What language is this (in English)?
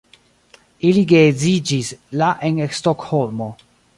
Esperanto